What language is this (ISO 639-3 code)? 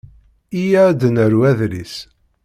kab